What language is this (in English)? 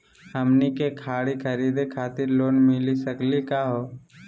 Magahi